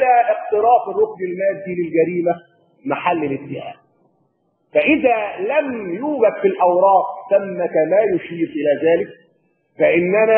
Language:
Arabic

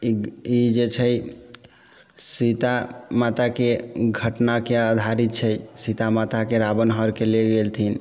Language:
Maithili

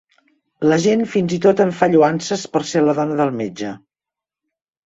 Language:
Catalan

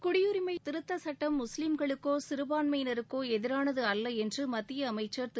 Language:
Tamil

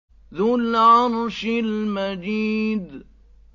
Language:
Arabic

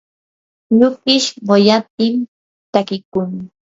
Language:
Yanahuanca Pasco Quechua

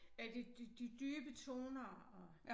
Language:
Danish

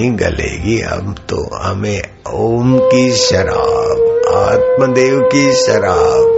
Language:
Hindi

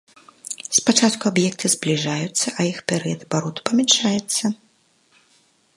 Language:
Belarusian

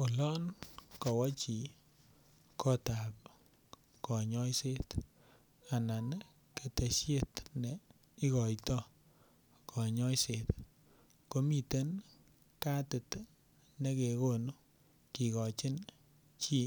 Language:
Kalenjin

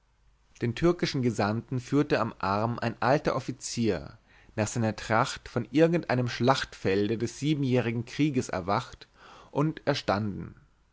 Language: German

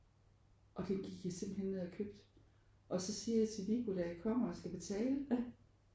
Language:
Danish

